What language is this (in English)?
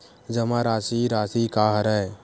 Chhattisgarhi